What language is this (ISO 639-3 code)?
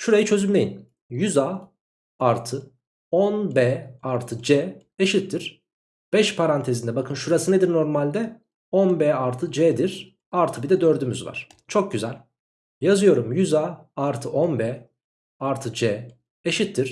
tur